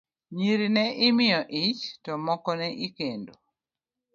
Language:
Luo (Kenya and Tanzania)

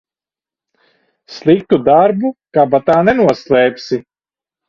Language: Latvian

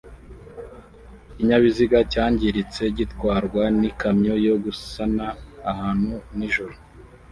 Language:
Kinyarwanda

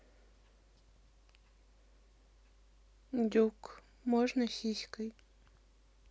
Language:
Russian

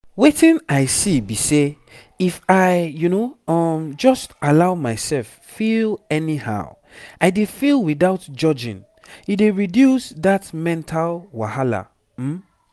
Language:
Nigerian Pidgin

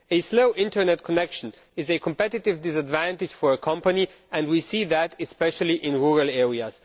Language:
English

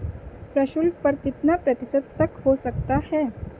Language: Hindi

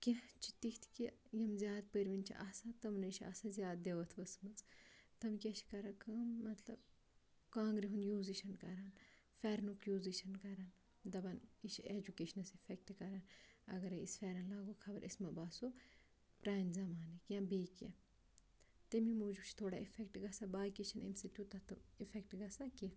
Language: Kashmiri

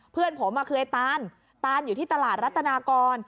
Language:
Thai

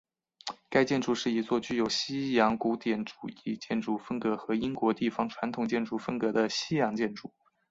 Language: Chinese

